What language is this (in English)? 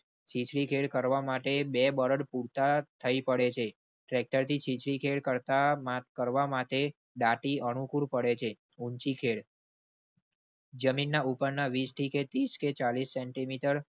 Gujarati